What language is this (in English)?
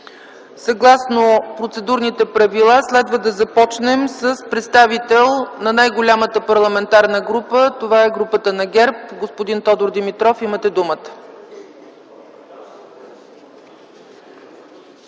Bulgarian